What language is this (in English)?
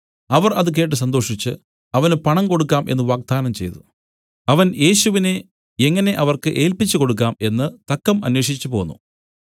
Malayalam